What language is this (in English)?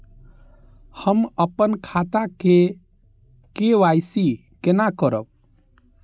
Maithili